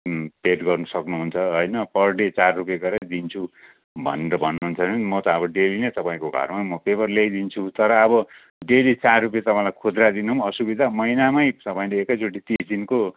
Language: Nepali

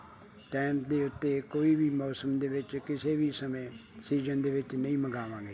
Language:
Punjabi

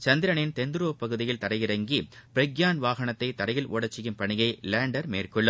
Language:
Tamil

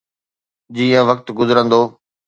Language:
Sindhi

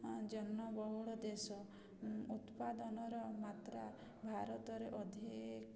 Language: Odia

